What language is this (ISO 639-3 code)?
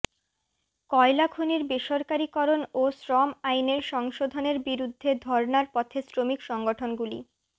ben